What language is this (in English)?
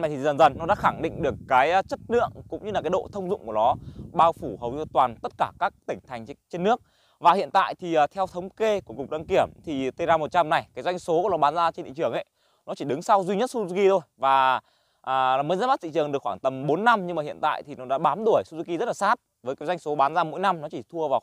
Vietnamese